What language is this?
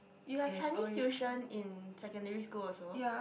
English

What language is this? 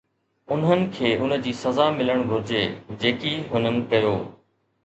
Sindhi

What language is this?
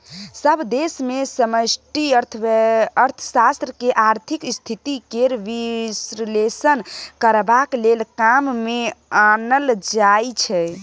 Maithili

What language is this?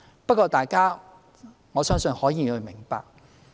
Cantonese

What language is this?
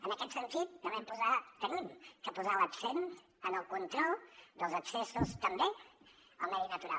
Catalan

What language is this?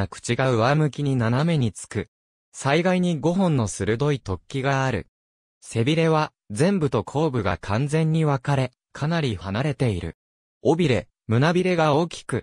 Japanese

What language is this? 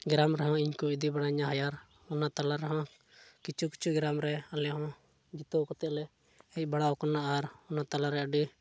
Santali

